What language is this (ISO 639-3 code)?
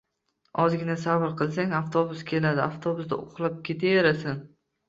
uzb